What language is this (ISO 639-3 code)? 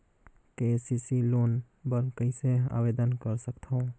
hne